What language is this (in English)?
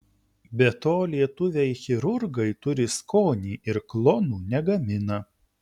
Lithuanian